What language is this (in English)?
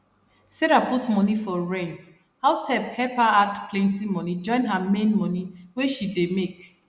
Nigerian Pidgin